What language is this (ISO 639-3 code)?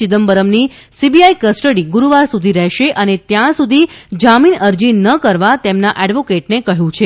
guj